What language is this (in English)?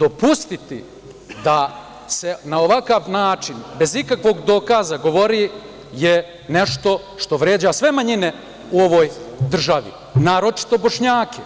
Serbian